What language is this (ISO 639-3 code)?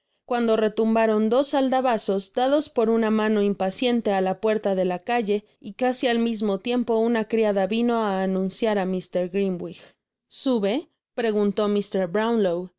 spa